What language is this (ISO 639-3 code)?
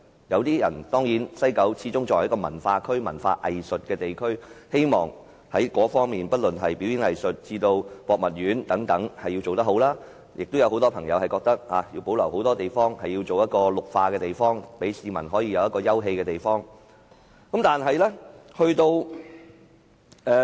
yue